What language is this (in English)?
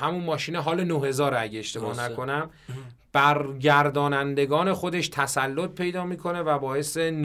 Persian